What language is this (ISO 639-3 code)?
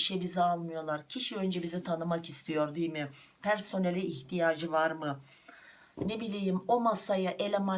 tur